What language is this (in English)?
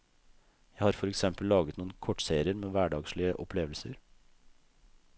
Norwegian